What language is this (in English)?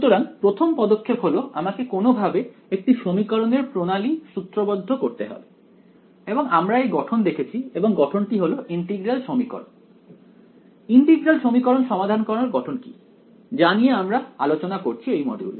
Bangla